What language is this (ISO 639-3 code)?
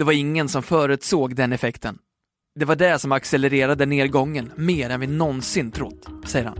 swe